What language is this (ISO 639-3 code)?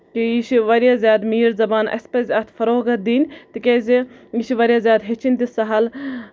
kas